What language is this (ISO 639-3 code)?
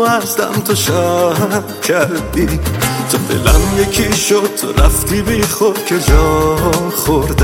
fas